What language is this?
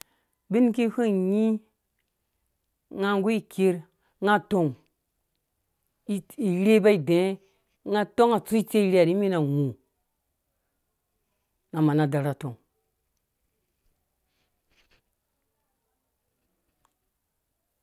Dũya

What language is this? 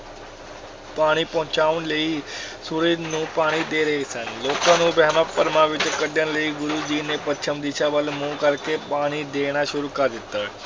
Punjabi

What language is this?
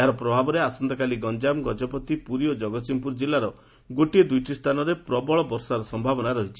Odia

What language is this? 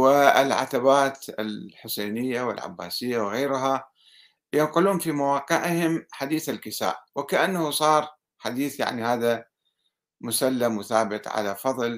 Arabic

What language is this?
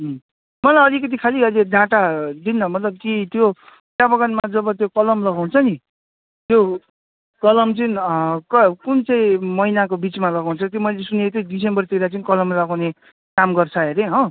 Nepali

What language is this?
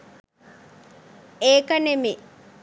Sinhala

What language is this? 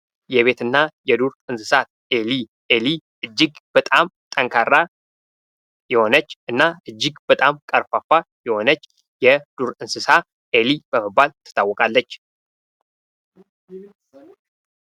Amharic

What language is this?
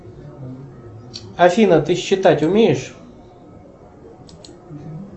Russian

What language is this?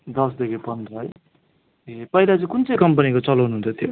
Nepali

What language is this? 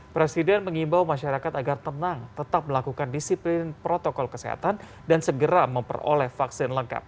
Indonesian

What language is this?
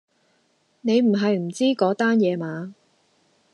Cantonese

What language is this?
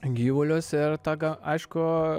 Lithuanian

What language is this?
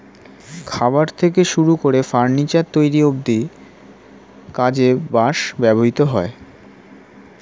Bangla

